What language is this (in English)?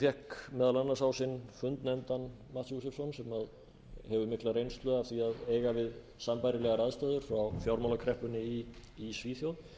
Icelandic